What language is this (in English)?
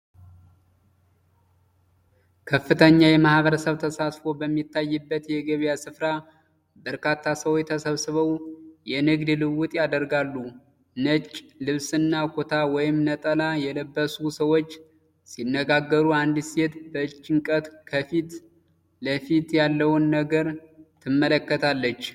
Amharic